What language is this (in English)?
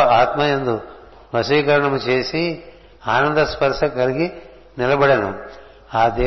Telugu